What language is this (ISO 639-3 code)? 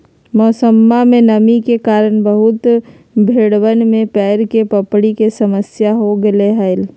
mag